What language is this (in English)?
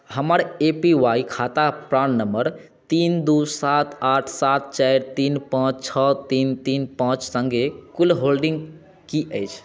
Maithili